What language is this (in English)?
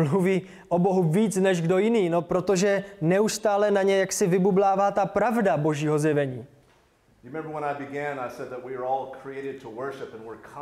Czech